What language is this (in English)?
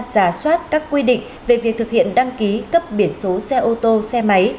Vietnamese